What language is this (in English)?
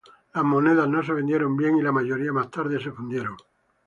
Spanish